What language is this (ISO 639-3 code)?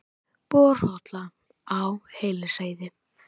isl